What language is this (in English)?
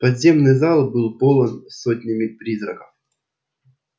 Russian